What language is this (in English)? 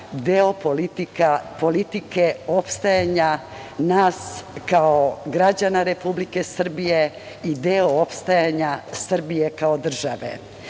Serbian